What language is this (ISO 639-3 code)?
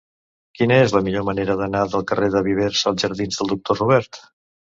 cat